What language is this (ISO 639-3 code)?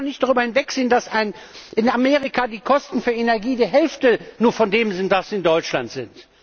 deu